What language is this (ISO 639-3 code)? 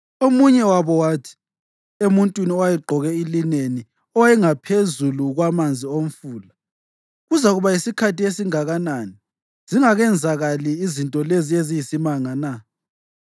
nde